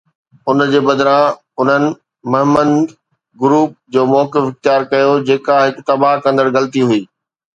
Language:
Sindhi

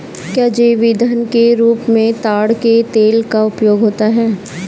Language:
Hindi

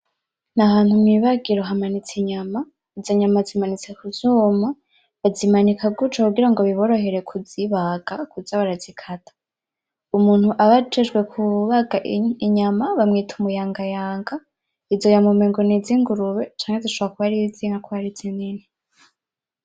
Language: Rundi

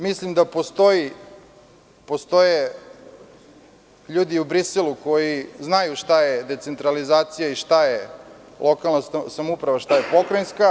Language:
Serbian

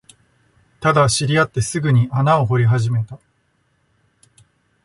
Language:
Japanese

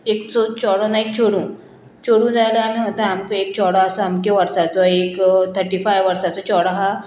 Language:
Konkani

